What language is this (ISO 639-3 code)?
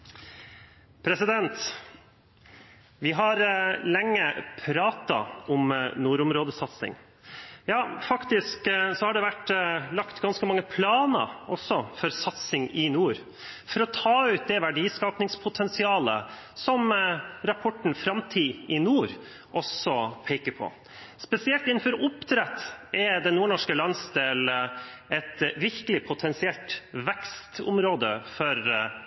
nor